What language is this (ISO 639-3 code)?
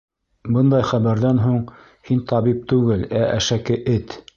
bak